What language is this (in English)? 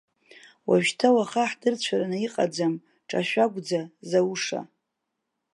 Abkhazian